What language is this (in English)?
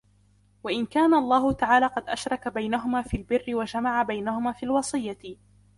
Arabic